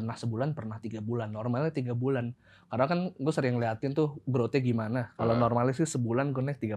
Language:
Indonesian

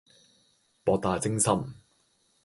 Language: Cantonese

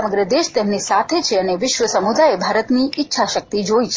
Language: Gujarati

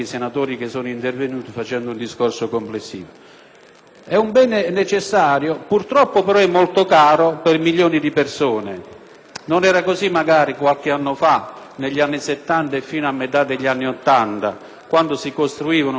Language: Italian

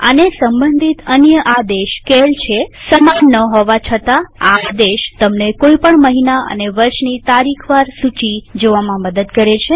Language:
Gujarati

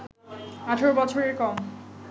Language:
Bangla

